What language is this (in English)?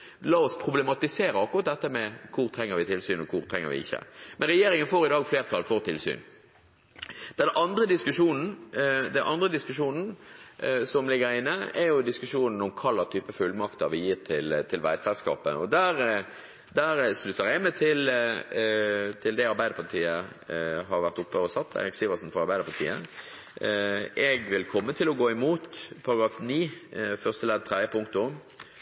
Norwegian Bokmål